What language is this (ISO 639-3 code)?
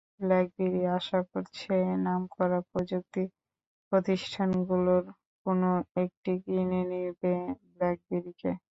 ben